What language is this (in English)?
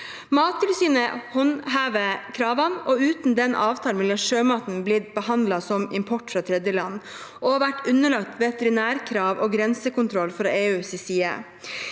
Norwegian